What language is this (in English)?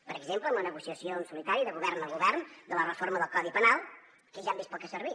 Catalan